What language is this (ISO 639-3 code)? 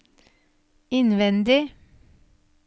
nor